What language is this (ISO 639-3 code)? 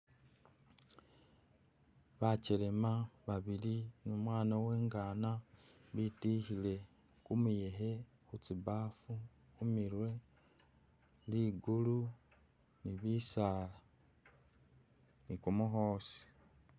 myx